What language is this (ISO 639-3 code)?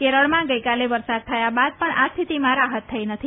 guj